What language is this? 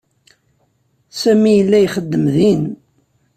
Kabyle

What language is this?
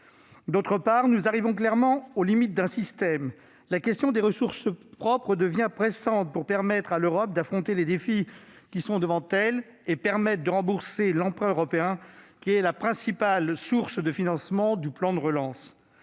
French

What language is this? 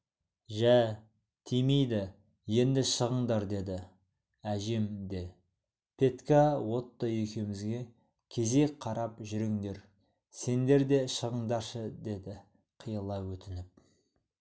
Kazakh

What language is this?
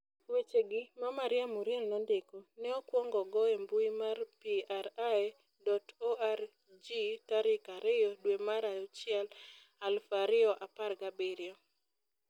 Luo (Kenya and Tanzania)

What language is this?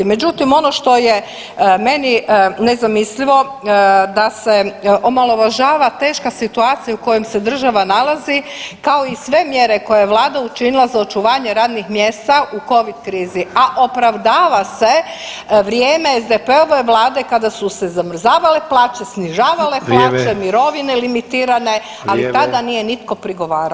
Croatian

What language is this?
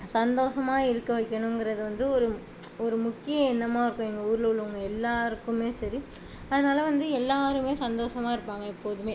Tamil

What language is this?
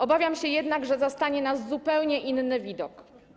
Polish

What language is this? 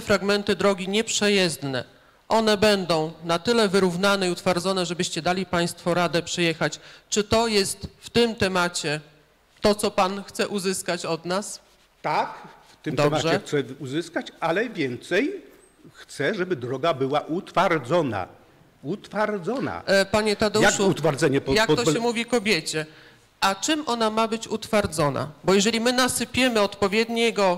Polish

